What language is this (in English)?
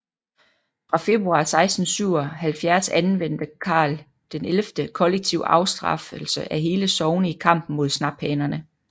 Danish